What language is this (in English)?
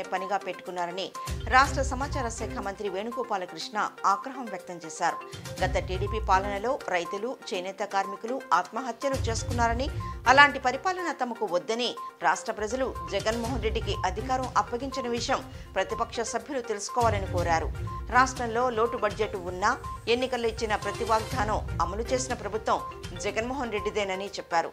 Romanian